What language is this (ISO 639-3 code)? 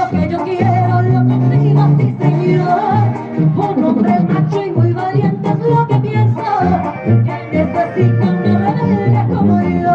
spa